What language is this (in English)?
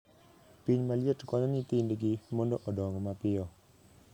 Luo (Kenya and Tanzania)